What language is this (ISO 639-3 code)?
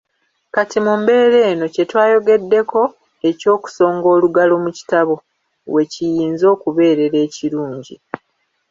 lug